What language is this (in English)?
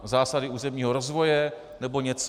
Czech